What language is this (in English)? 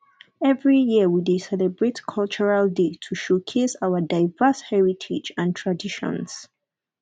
Nigerian Pidgin